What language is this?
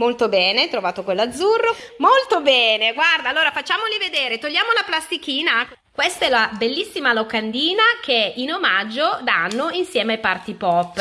Italian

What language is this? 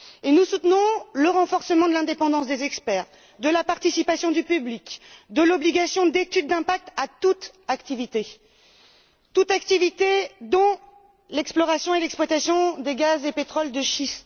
French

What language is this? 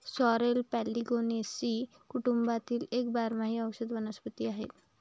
Marathi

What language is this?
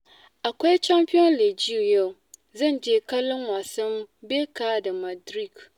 Hausa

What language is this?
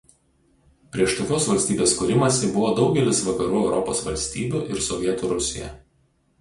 Lithuanian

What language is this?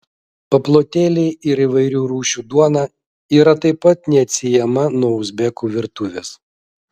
Lithuanian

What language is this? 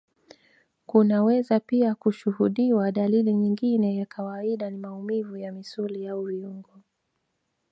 Swahili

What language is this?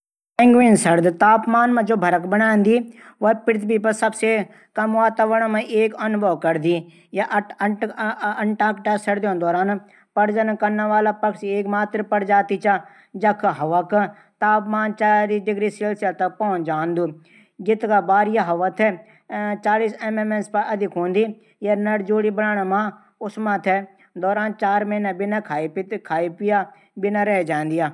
Garhwali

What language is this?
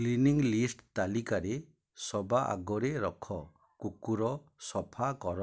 Odia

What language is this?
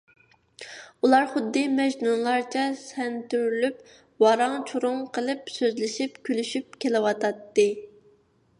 Uyghur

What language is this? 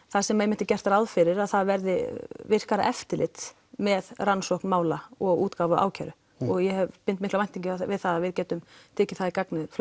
Icelandic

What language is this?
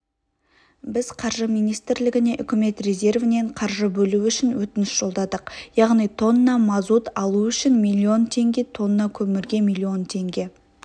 Kazakh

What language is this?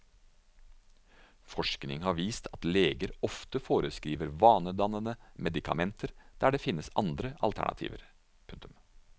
Norwegian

